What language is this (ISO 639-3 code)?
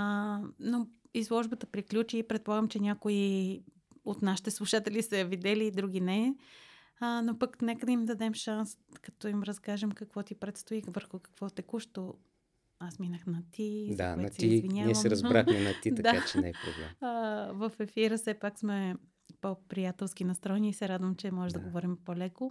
bul